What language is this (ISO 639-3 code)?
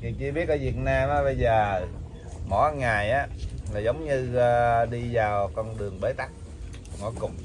vie